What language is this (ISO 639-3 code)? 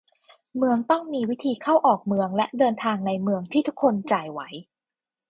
tha